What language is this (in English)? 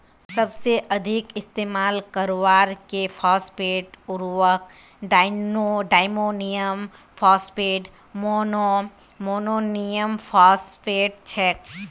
Magahi